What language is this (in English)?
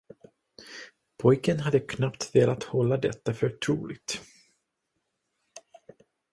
Swedish